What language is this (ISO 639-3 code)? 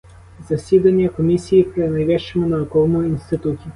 ukr